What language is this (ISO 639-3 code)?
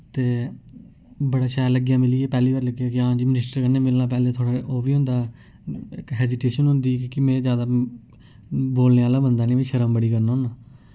doi